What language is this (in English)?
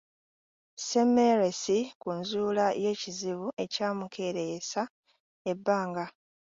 Ganda